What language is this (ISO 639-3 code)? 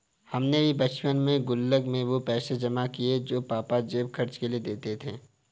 hin